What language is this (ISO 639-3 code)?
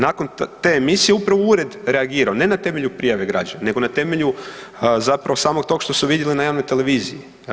hrv